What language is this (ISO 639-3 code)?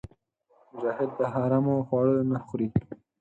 pus